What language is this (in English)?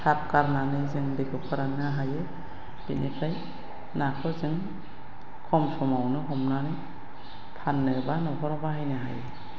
Bodo